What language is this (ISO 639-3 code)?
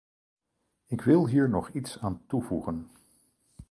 nld